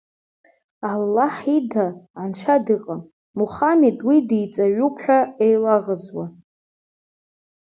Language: Abkhazian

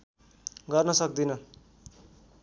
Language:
Nepali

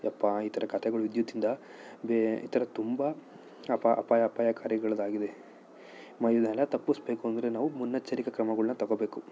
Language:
Kannada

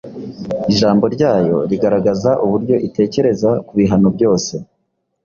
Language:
Kinyarwanda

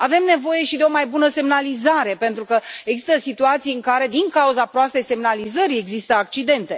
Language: Romanian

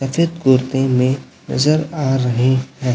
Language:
Hindi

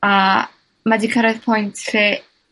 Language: Welsh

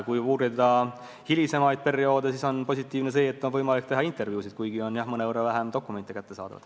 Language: Estonian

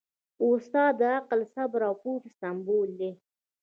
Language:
Pashto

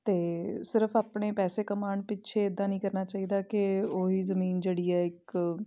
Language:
Punjabi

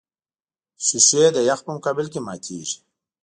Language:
Pashto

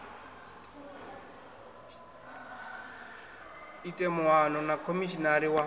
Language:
Venda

